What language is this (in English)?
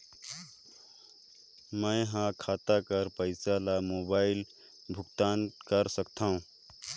Chhattisgarhi